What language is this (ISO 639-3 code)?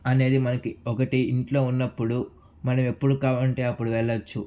tel